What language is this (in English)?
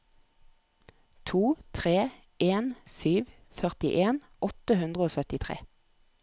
Norwegian